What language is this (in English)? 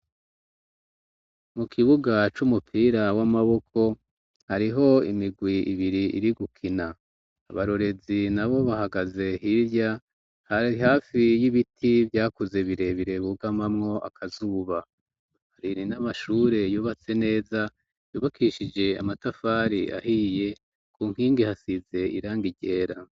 Rundi